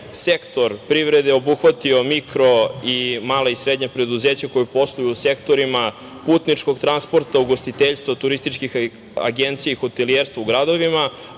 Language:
Serbian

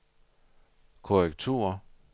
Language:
Danish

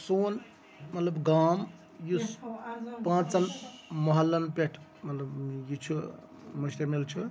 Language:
Kashmiri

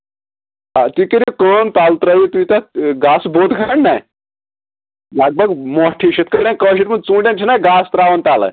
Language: Kashmiri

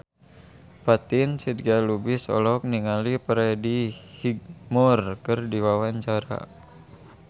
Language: Sundanese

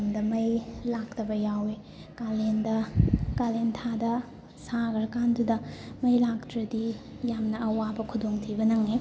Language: Manipuri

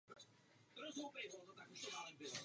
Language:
Czech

